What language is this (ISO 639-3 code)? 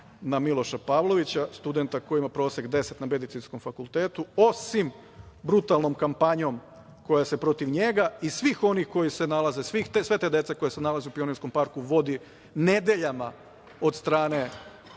srp